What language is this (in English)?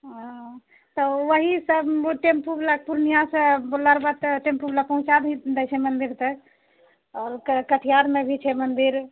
Maithili